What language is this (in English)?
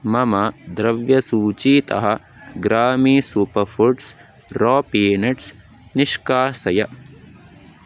Sanskrit